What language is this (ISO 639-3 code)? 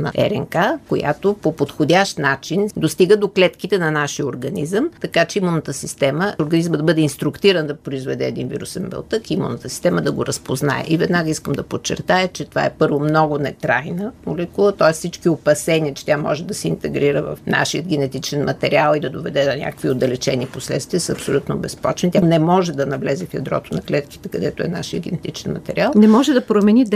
bul